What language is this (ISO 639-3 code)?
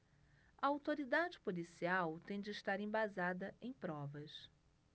por